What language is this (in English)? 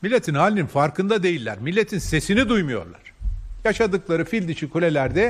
Turkish